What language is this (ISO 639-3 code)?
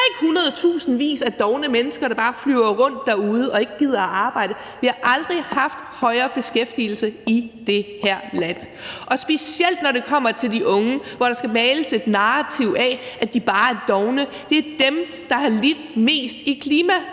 dan